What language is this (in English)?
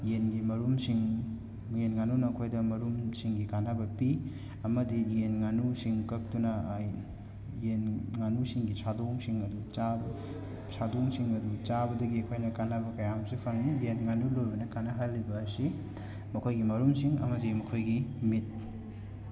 Manipuri